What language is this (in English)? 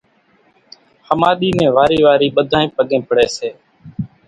Kachi Koli